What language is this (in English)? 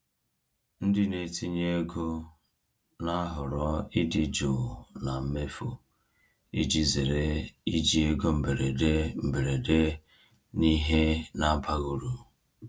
Igbo